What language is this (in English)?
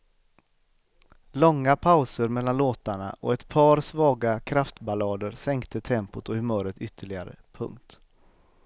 Swedish